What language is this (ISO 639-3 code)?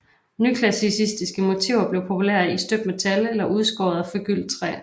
dan